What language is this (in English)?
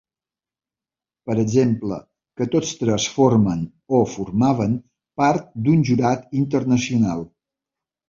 Catalan